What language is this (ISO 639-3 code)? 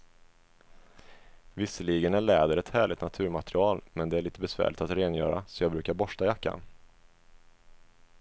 swe